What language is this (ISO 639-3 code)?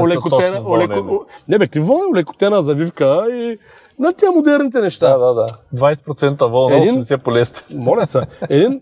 bul